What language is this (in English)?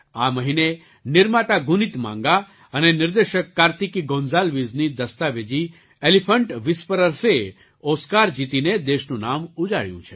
Gujarati